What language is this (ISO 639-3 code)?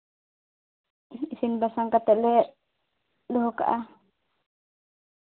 sat